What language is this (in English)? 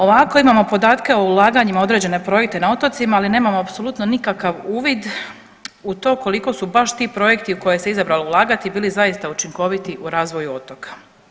Croatian